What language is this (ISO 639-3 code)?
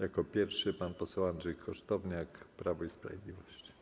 pol